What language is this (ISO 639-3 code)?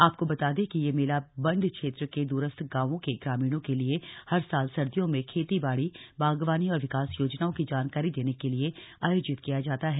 hin